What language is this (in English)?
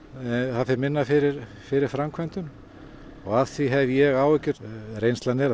Icelandic